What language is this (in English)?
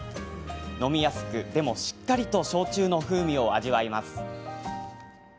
Japanese